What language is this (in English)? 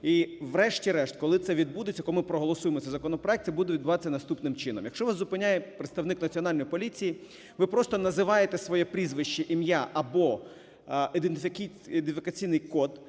Ukrainian